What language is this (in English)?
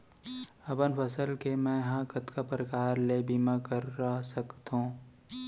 Chhattisgarhi